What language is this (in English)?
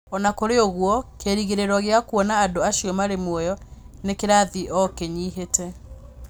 Kikuyu